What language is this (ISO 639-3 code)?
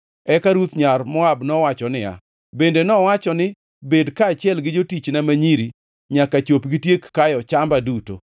luo